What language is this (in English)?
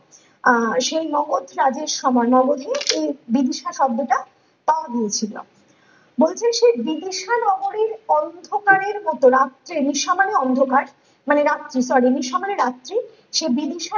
Bangla